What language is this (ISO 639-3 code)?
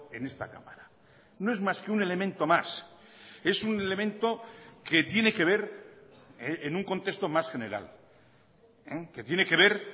spa